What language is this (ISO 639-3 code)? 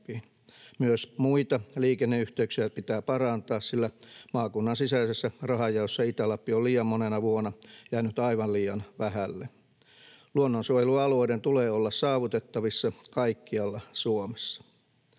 fin